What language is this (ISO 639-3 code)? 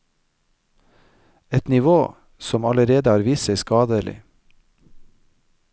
nor